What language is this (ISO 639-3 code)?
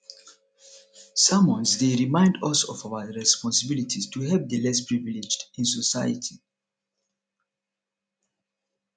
pcm